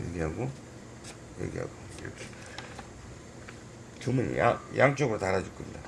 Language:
Korean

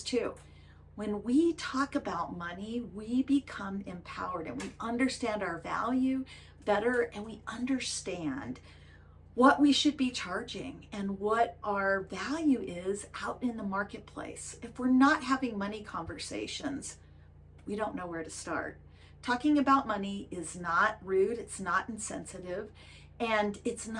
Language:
English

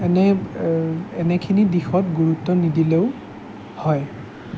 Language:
Assamese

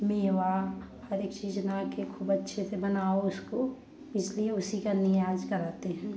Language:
Hindi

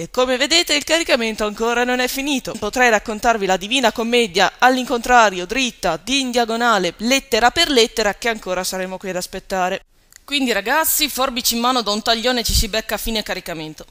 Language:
Italian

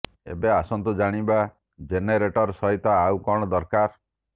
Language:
Odia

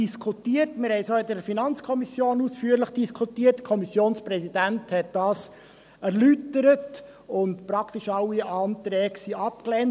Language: Swiss German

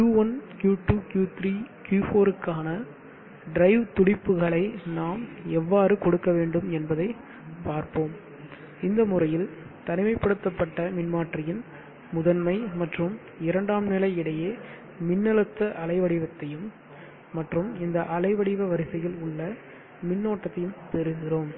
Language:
Tamil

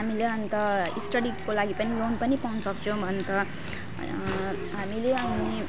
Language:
Nepali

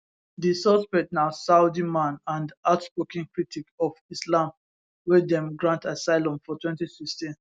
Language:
Nigerian Pidgin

